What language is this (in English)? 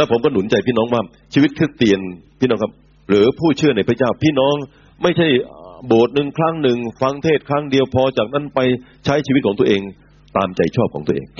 Thai